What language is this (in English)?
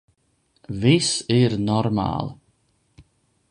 Latvian